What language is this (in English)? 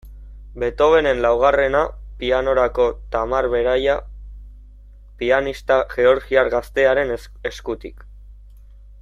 Basque